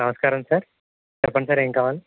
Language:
Telugu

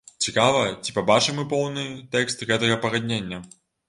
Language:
Belarusian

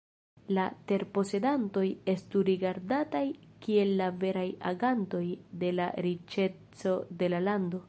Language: Esperanto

